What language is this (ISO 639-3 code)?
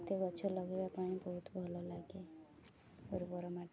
ori